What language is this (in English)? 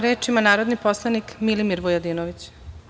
Serbian